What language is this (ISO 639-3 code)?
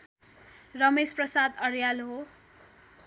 nep